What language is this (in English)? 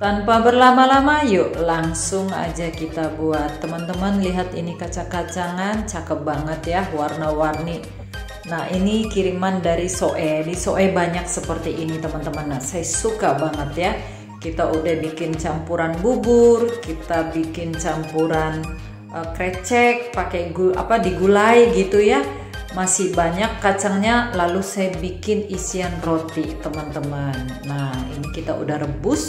Indonesian